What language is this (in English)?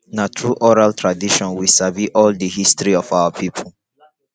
Nigerian Pidgin